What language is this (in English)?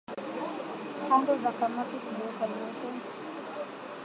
Swahili